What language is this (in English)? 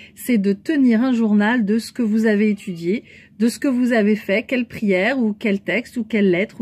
French